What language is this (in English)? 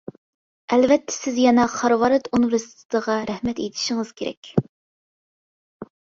Uyghur